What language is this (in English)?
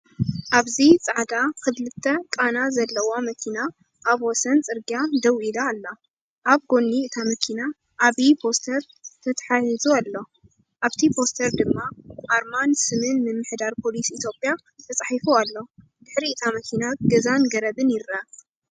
Tigrinya